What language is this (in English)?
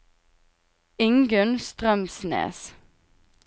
Norwegian